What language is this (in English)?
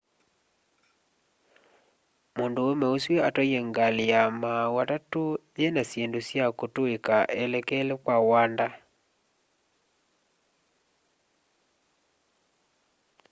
Kamba